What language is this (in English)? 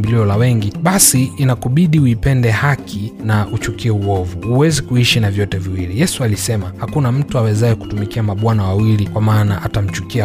Swahili